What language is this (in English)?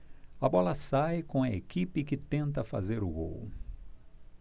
Portuguese